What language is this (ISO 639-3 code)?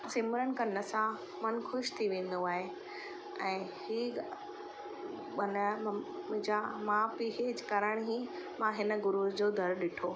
snd